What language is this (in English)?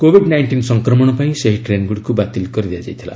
Odia